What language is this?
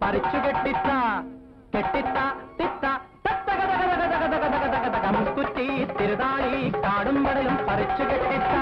Arabic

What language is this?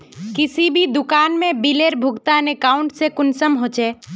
Magahi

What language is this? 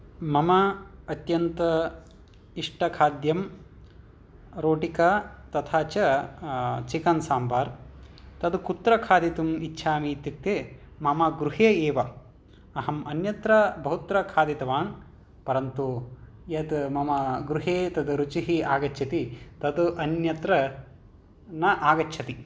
Sanskrit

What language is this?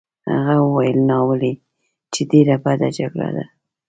Pashto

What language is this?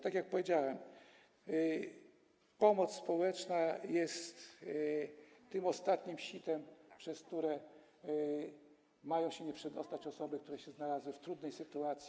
Polish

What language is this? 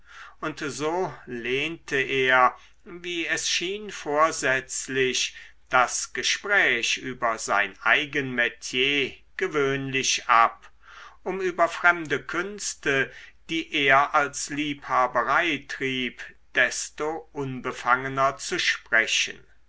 German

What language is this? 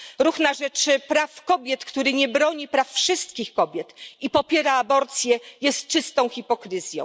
Polish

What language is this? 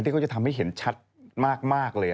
Thai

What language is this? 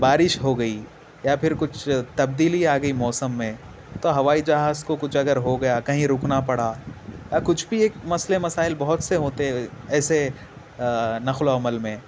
Urdu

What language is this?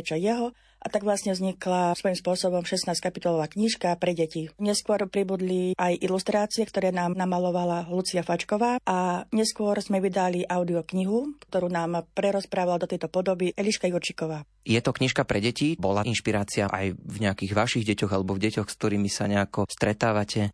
Slovak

